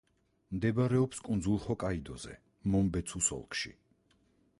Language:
Georgian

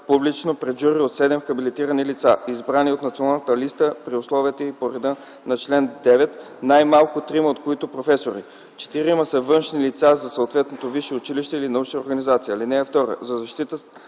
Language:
Bulgarian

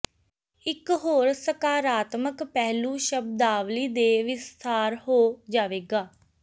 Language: Punjabi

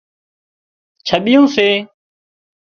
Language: Wadiyara Koli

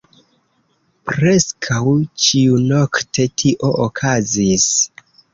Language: Esperanto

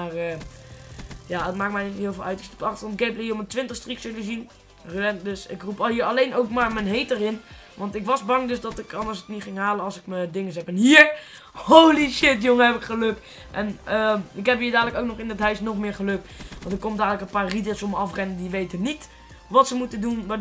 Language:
Dutch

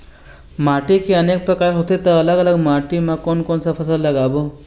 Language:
Chhattisgarhi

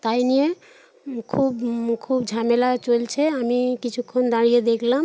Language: Bangla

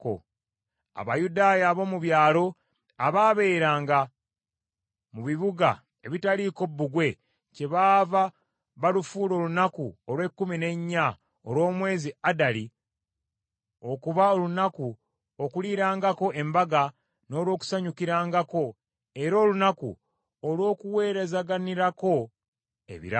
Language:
Ganda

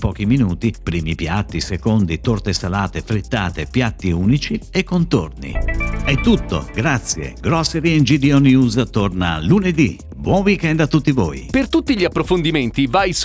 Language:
Italian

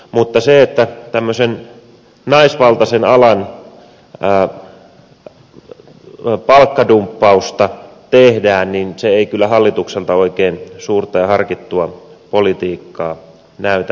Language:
Finnish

